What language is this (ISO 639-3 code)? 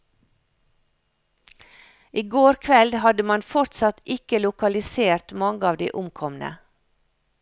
nor